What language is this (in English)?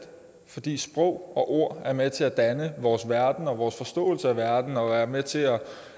Danish